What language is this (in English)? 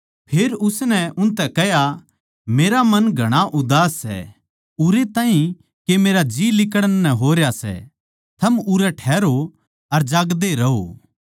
Haryanvi